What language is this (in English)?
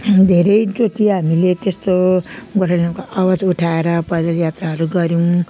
Nepali